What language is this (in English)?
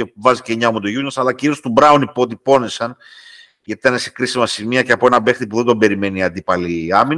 Greek